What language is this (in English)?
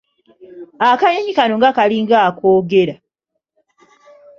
Ganda